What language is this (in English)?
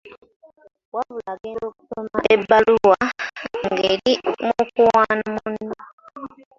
Ganda